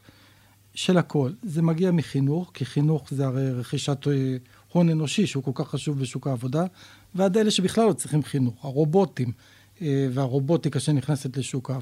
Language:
Hebrew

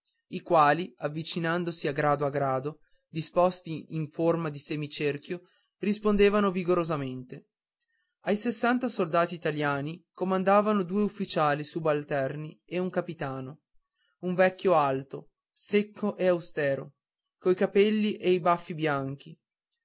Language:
Italian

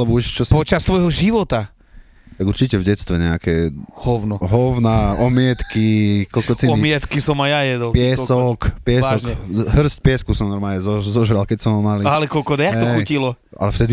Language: Slovak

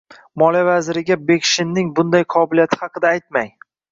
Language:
Uzbek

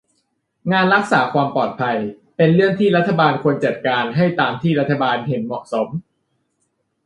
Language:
Thai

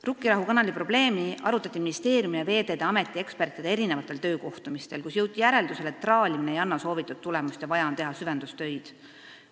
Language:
Estonian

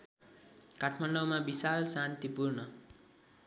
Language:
Nepali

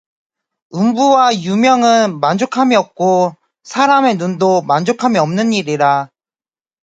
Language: Korean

